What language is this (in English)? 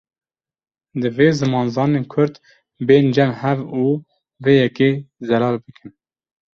Kurdish